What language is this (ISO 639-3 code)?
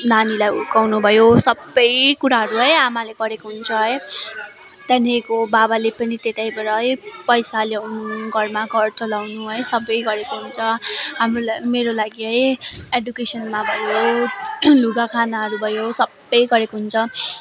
nep